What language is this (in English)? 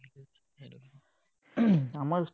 Assamese